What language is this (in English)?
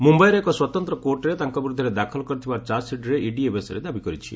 Odia